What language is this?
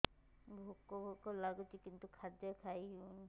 Odia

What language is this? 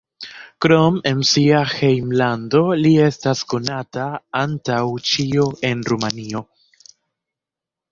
Esperanto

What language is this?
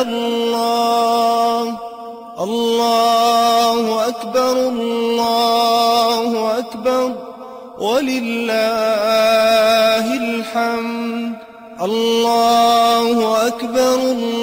Arabic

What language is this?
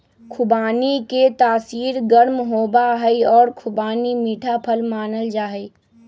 Magahi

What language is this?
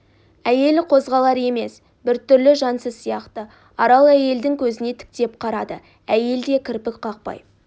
Kazakh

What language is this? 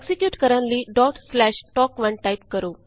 Punjabi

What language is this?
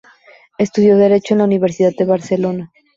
Spanish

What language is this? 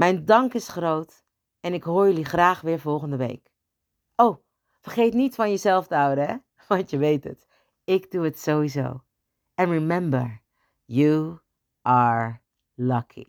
Dutch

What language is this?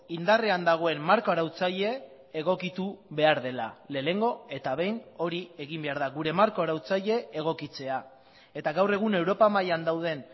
Basque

